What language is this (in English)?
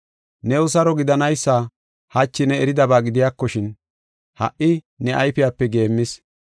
Gofa